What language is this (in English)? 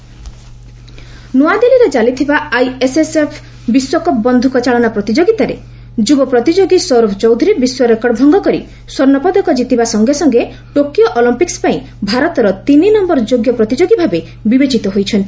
Odia